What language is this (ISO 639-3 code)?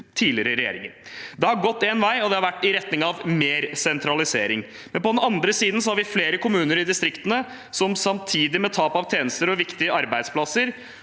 nor